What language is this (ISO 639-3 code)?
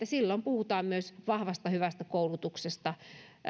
fin